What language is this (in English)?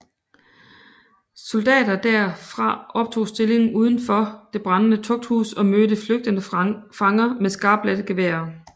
Danish